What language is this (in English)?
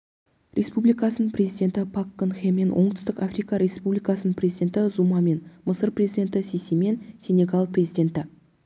Kazakh